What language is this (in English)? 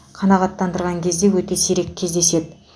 Kazakh